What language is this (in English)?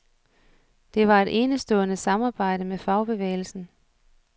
Danish